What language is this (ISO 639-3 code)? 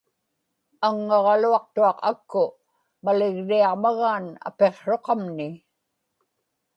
ipk